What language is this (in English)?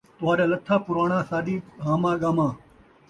Saraiki